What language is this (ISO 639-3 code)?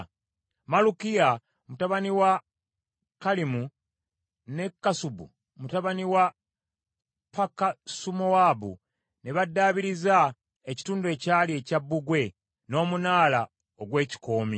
lug